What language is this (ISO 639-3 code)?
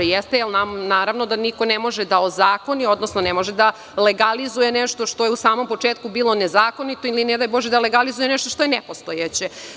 srp